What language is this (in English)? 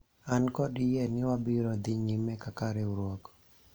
Luo (Kenya and Tanzania)